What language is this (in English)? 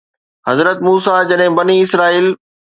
Sindhi